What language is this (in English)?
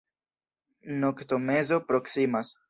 Esperanto